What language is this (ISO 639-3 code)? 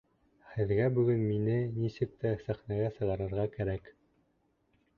bak